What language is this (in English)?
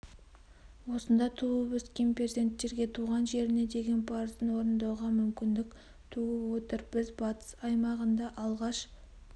Kazakh